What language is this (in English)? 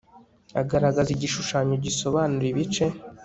Kinyarwanda